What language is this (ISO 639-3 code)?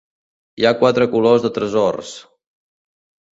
cat